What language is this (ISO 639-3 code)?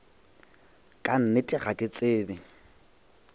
nso